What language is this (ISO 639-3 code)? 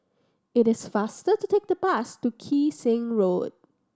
eng